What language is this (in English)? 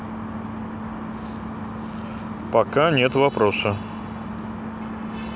Russian